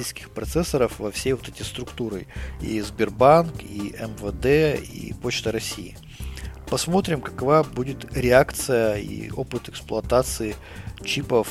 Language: Russian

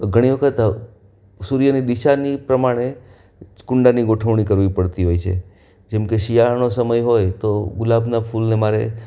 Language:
Gujarati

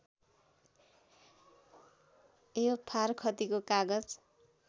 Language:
Nepali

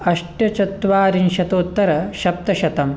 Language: Sanskrit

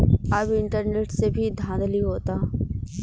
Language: Bhojpuri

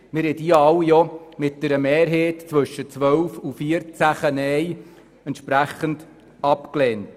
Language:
Swiss German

